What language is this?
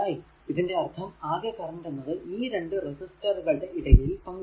Malayalam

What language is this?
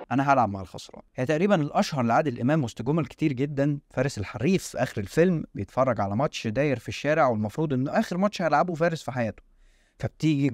Arabic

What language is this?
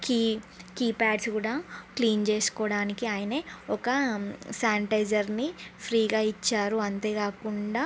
Telugu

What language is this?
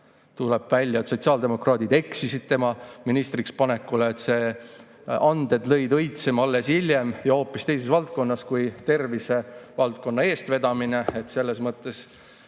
Estonian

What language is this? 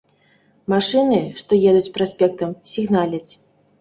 Belarusian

